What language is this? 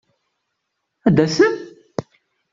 Kabyle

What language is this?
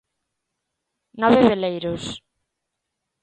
Galician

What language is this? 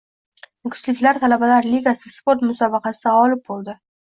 Uzbek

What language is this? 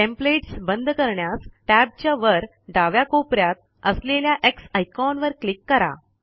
Marathi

